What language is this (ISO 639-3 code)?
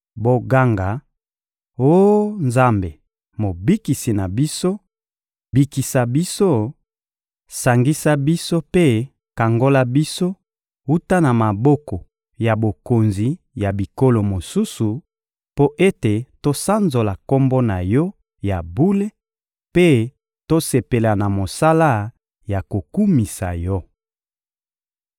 lin